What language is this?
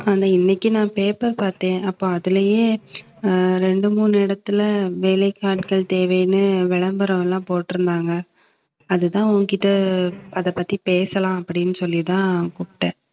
Tamil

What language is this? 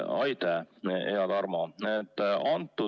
Estonian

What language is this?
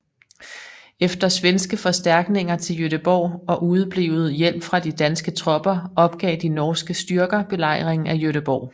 Danish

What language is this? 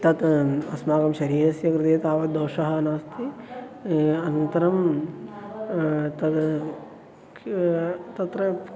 Sanskrit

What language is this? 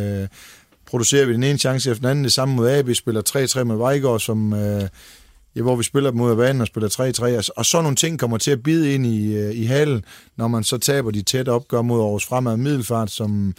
Danish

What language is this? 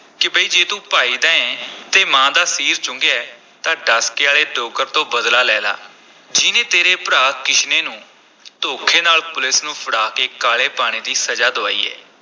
Punjabi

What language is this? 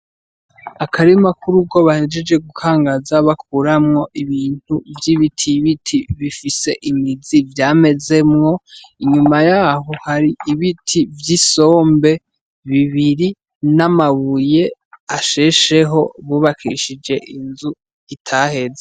Rundi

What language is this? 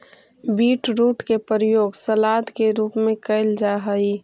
Magahi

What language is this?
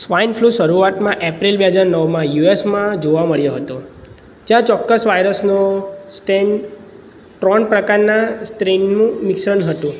Gujarati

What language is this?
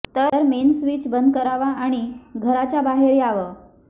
Marathi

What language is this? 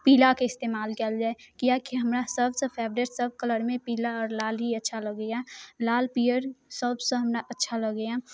Maithili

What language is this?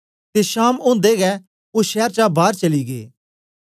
Dogri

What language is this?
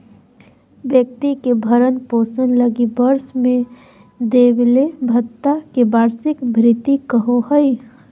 Magahi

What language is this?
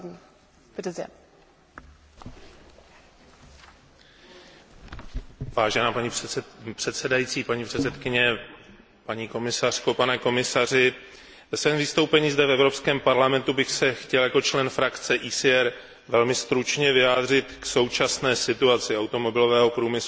Czech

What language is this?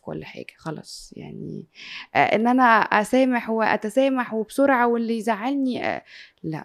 Arabic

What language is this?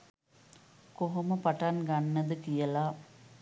Sinhala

